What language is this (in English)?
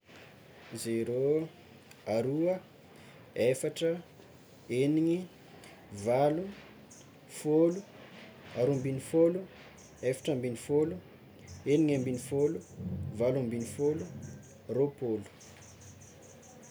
Tsimihety Malagasy